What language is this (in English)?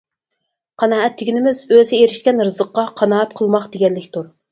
Uyghur